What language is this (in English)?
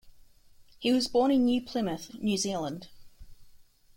English